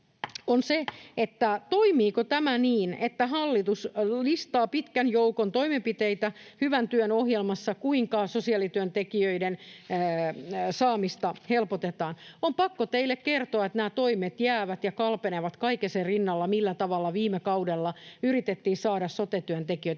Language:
Finnish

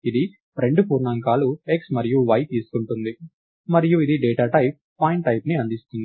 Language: Telugu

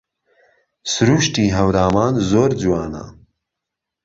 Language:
Central Kurdish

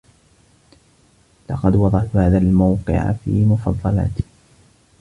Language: Arabic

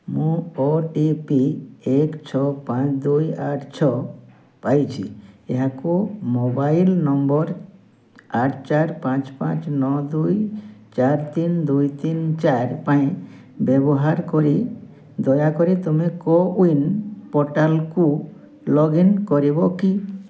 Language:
Odia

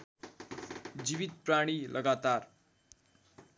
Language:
Nepali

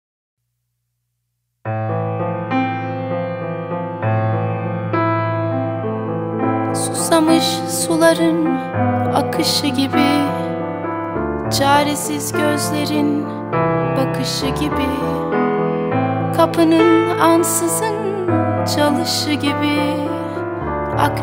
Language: Turkish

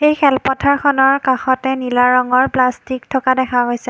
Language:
Assamese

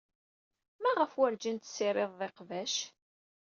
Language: Kabyle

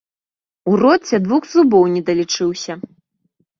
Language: Belarusian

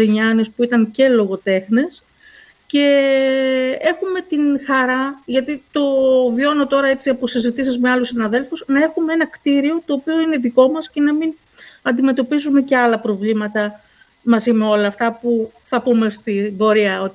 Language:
Greek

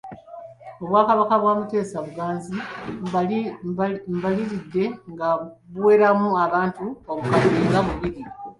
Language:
Ganda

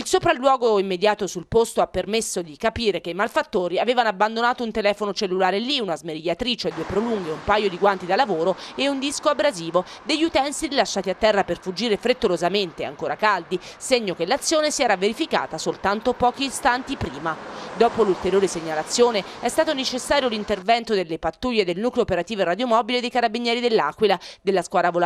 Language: Italian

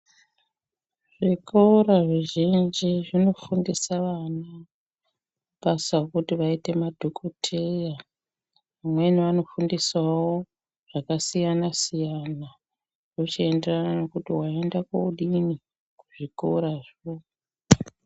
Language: Ndau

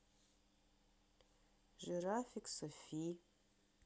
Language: Russian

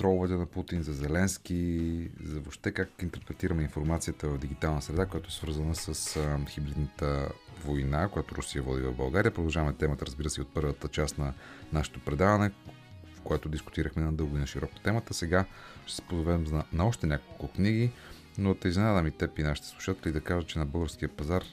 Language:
Bulgarian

